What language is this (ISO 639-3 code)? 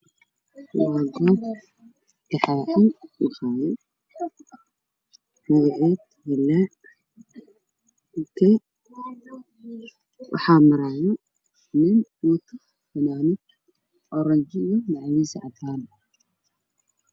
som